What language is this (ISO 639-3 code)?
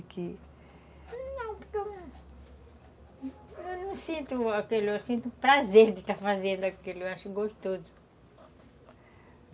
por